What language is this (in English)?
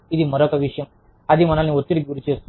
Telugu